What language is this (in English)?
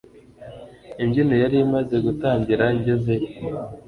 Kinyarwanda